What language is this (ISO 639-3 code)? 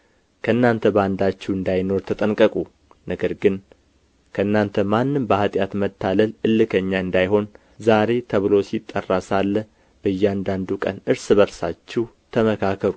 amh